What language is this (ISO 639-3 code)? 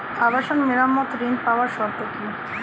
ben